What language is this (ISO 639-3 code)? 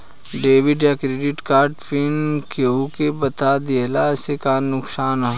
bho